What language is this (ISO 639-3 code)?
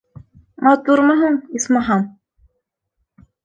bak